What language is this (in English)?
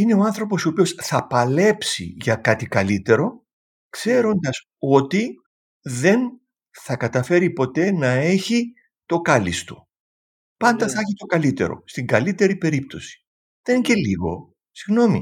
Greek